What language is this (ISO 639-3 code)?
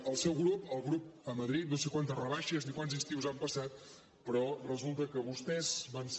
cat